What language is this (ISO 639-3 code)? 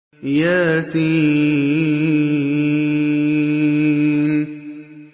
ara